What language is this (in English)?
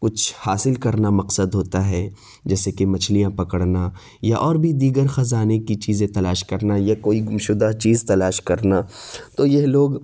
Urdu